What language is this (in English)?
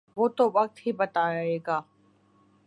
Urdu